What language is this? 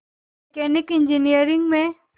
Hindi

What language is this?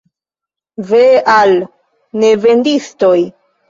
Esperanto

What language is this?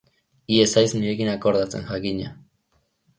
Basque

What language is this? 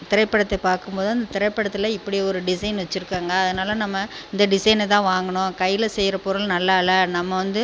Tamil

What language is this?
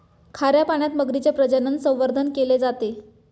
Marathi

